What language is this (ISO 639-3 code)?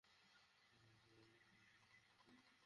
ben